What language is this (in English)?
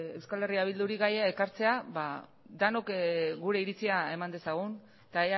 Basque